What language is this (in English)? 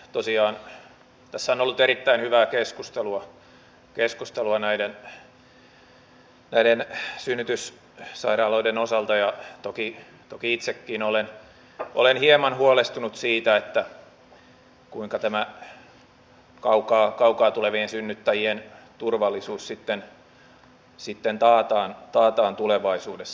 Finnish